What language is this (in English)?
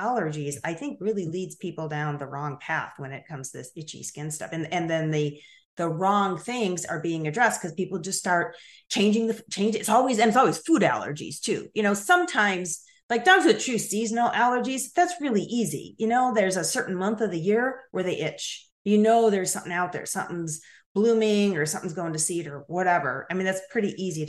English